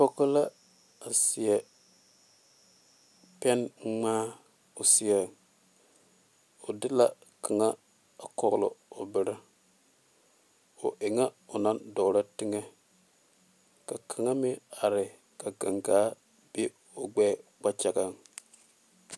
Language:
Southern Dagaare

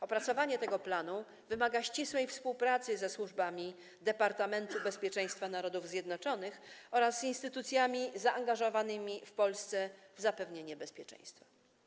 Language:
Polish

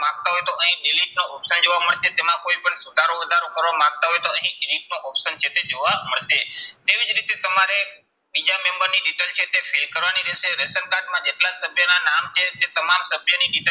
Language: Gujarati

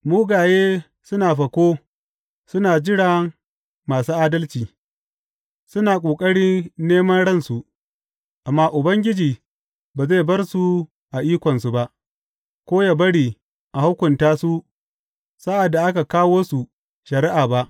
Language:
Hausa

